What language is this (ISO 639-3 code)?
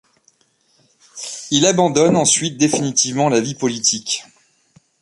fra